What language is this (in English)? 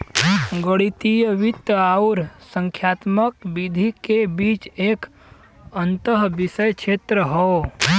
Bhojpuri